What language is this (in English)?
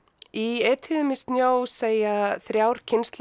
Icelandic